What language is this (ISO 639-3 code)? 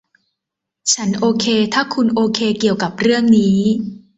tha